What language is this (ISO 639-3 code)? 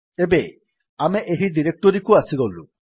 ori